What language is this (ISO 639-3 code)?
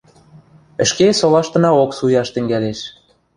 mrj